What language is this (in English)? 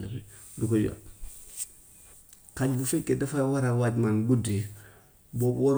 Gambian Wolof